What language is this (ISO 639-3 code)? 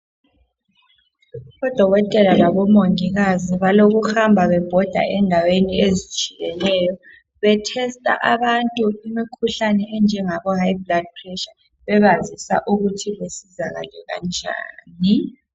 nde